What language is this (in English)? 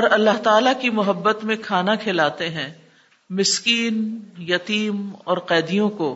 Urdu